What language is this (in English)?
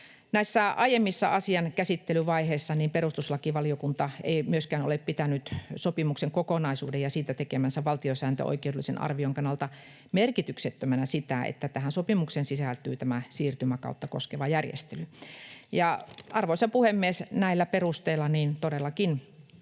Finnish